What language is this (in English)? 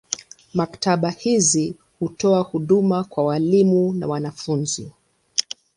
Swahili